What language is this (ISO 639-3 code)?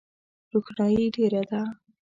pus